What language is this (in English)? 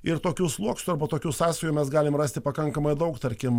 Lithuanian